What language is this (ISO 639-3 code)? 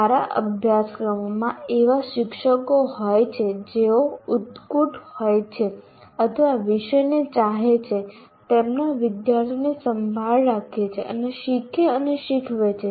guj